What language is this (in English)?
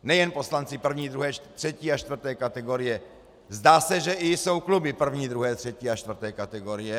Czech